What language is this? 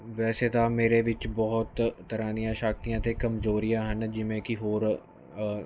Punjabi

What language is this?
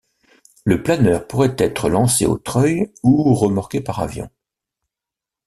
French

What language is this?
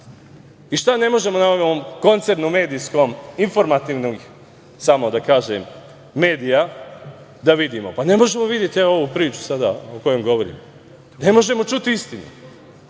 Serbian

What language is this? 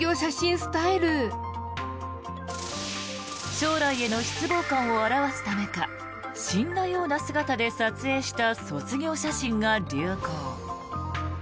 Japanese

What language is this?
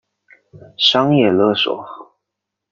Chinese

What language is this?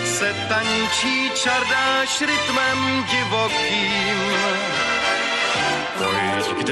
Czech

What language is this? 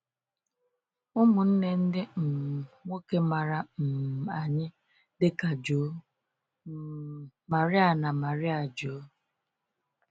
Igbo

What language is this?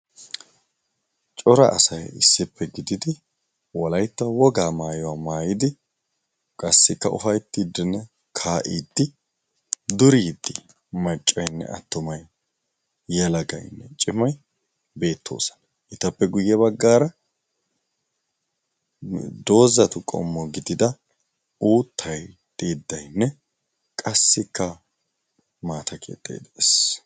Wolaytta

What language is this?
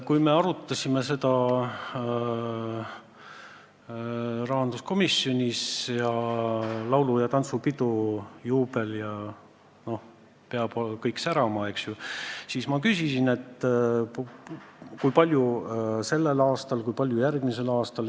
Estonian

